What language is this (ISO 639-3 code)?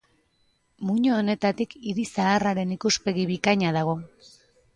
eus